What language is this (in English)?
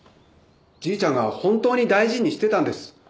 Japanese